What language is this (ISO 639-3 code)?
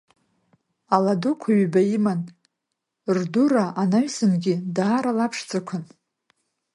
abk